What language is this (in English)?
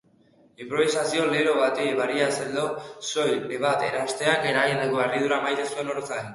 Basque